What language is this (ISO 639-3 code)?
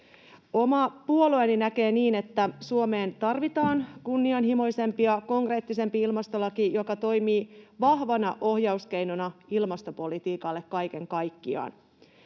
fin